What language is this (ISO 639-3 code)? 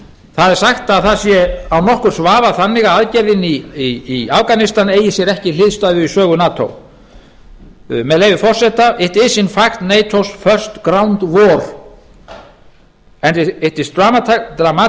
isl